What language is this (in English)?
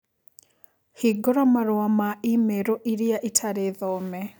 Kikuyu